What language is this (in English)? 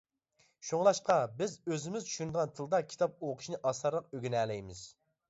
Uyghur